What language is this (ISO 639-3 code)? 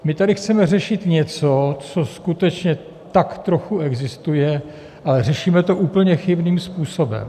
ces